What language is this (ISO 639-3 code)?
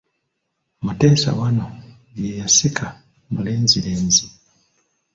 lug